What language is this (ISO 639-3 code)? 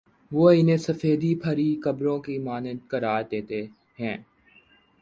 urd